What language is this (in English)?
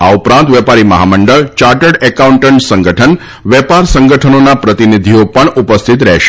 Gujarati